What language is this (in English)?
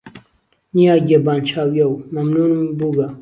Central Kurdish